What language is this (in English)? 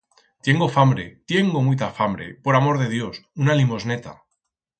Aragonese